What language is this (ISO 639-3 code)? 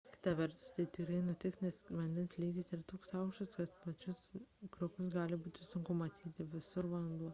lit